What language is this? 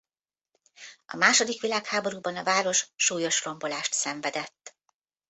Hungarian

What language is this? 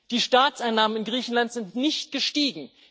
German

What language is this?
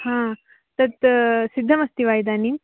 Sanskrit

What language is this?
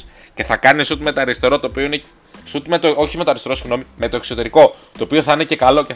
Greek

